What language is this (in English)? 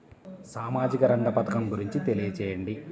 Telugu